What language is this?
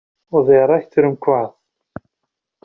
Icelandic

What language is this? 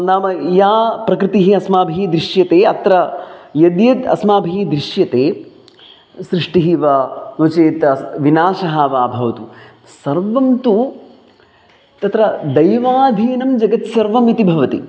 Sanskrit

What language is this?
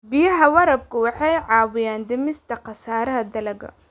Somali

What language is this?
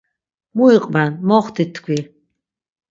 Laz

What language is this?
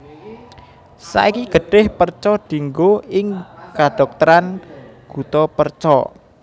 Javanese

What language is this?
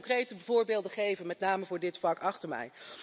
Dutch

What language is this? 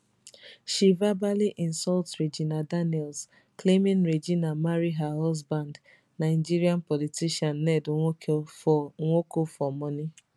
Nigerian Pidgin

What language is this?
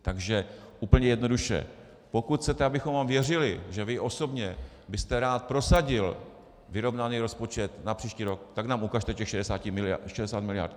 Czech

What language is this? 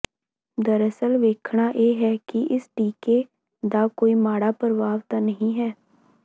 Punjabi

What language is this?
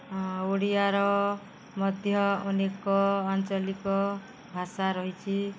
Odia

